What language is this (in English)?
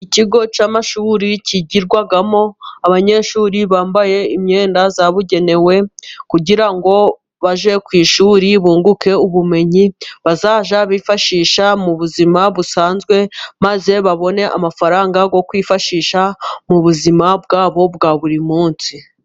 Kinyarwanda